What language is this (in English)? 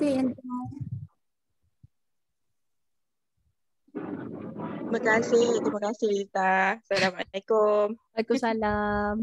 Malay